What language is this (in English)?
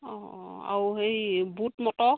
Assamese